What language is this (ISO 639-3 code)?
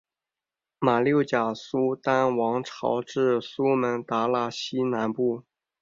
zho